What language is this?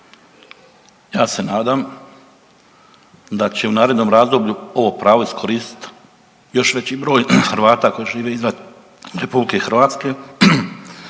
Croatian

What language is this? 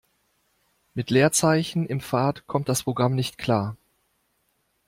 German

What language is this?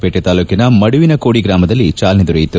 Kannada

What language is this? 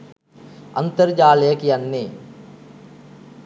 Sinhala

